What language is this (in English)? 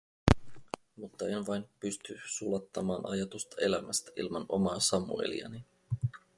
Finnish